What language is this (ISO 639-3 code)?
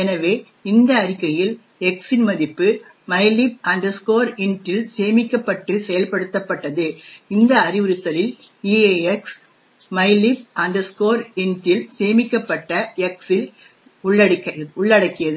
tam